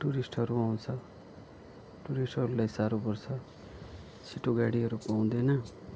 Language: Nepali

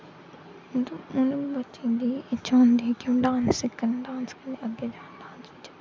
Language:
Dogri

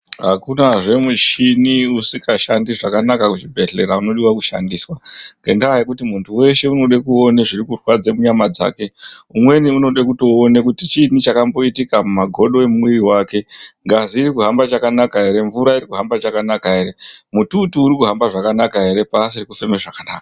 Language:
Ndau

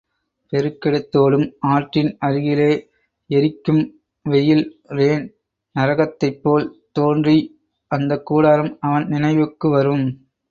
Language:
Tamil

